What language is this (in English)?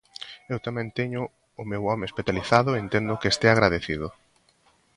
Galician